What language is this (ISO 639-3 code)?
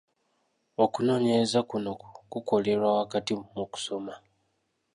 lug